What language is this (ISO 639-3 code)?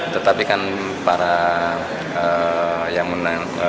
ind